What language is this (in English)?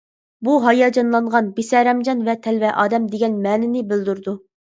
Uyghur